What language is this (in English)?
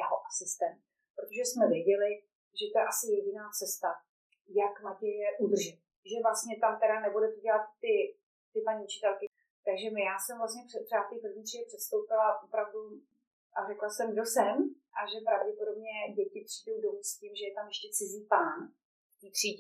Czech